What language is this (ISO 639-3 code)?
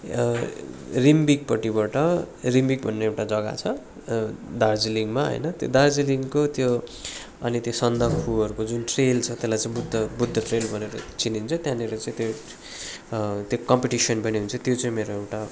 nep